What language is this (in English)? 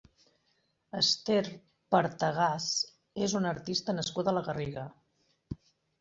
Catalan